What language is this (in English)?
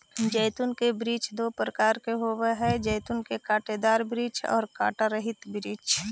Magahi